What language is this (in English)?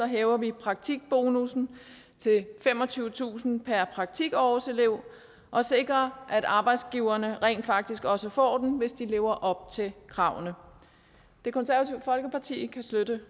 Danish